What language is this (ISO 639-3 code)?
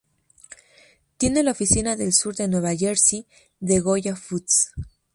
spa